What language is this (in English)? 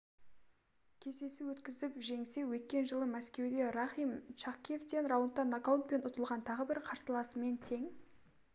Kazakh